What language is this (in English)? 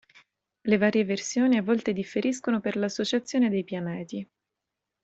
Italian